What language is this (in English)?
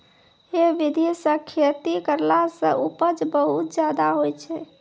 Maithili